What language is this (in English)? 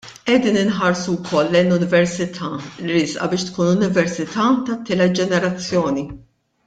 Maltese